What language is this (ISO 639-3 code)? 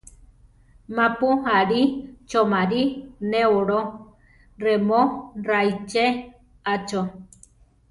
tar